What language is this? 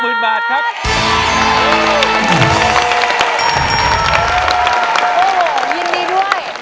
Thai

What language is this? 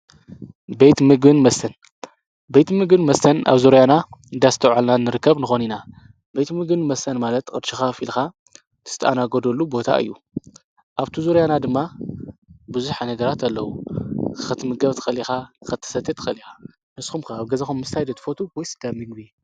Tigrinya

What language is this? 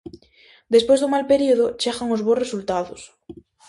Galician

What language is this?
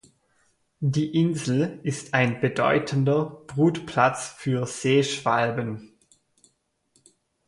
German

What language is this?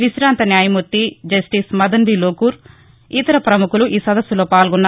Telugu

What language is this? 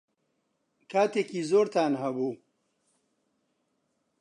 Central Kurdish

